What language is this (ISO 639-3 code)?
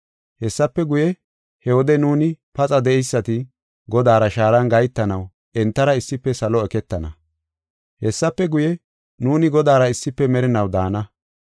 gof